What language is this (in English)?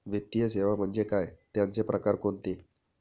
Marathi